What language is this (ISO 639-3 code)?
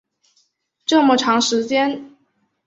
zho